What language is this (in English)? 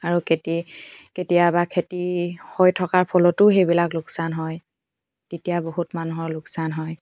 Assamese